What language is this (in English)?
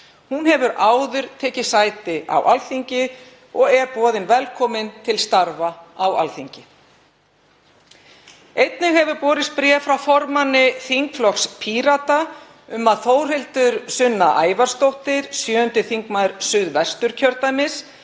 Icelandic